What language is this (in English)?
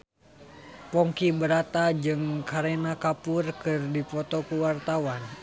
Sundanese